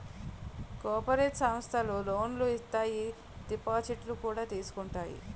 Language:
Telugu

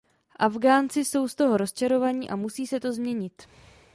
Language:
Czech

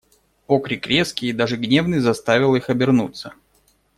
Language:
Russian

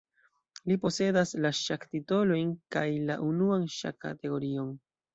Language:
Esperanto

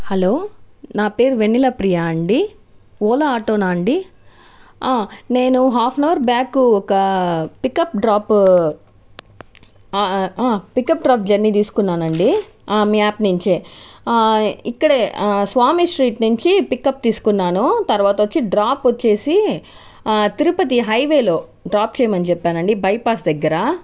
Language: Telugu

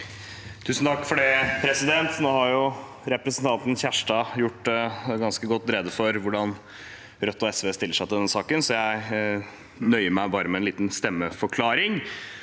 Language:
Norwegian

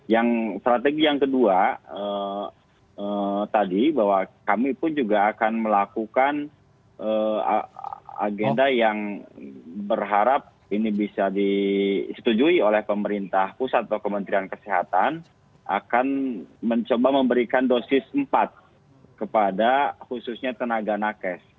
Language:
Indonesian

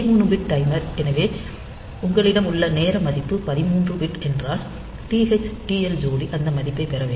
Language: Tamil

